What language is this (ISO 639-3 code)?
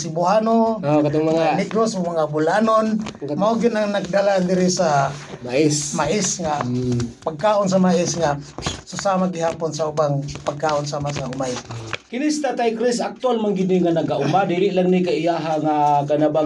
fil